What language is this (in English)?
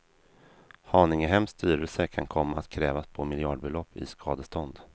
Swedish